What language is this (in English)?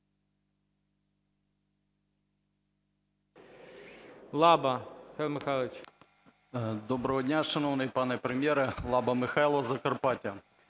Ukrainian